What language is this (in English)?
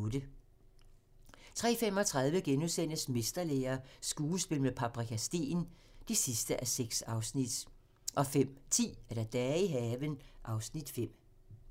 Danish